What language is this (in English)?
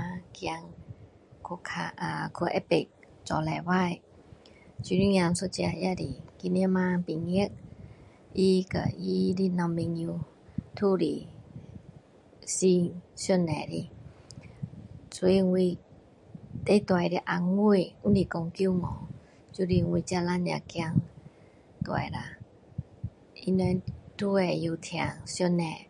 Min Dong Chinese